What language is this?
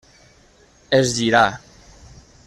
Catalan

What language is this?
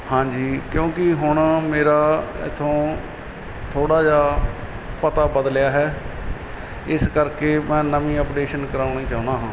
Punjabi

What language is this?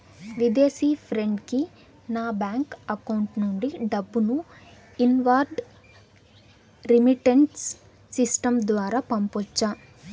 Telugu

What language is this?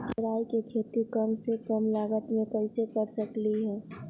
Magahi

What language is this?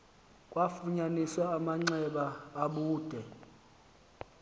Xhosa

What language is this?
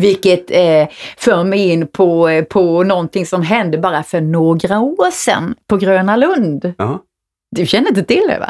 Swedish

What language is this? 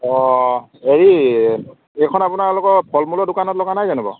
Assamese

